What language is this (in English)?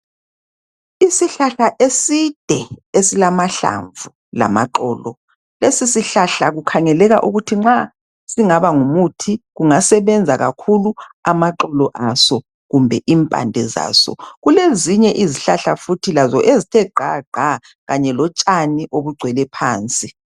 North Ndebele